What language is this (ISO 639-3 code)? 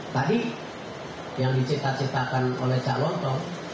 ind